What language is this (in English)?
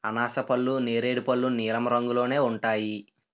Telugu